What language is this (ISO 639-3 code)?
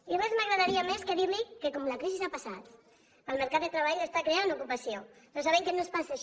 cat